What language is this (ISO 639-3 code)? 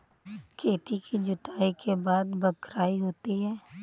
hin